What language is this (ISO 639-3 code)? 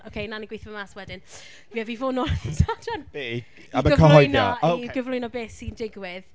cym